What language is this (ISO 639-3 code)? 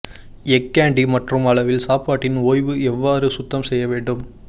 tam